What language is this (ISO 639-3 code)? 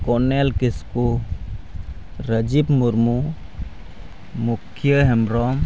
sat